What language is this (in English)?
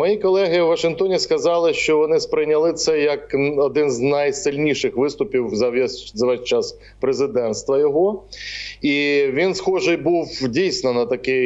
Ukrainian